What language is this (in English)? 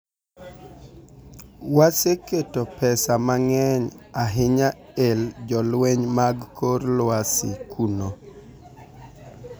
Luo (Kenya and Tanzania)